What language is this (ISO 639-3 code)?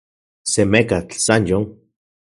ncx